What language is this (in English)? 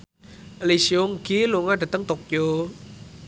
Javanese